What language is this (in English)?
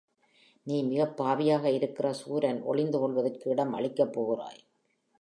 Tamil